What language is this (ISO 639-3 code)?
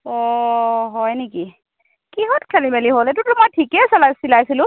asm